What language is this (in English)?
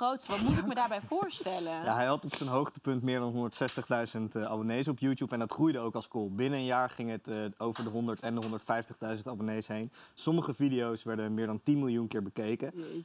Dutch